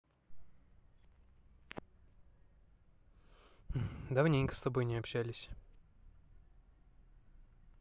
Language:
Russian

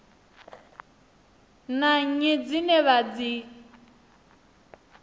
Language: Venda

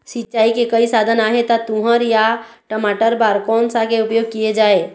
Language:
Chhattisgarhi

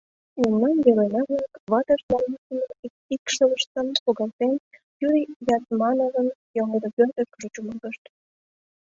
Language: Mari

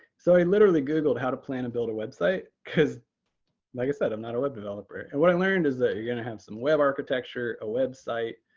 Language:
English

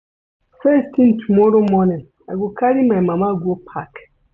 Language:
Nigerian Pidgin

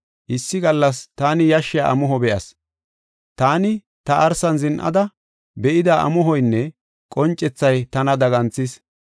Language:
Gofa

